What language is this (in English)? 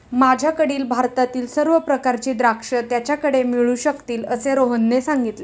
Marathi